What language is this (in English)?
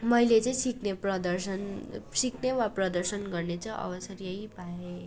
Nepali